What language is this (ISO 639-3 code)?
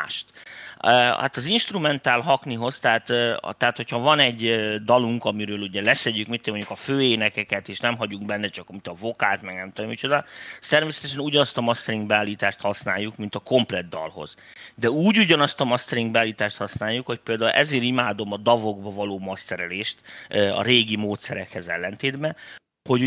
hun